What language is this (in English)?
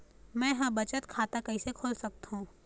Chhattisgarhi